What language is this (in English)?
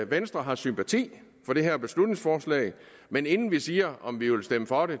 Danish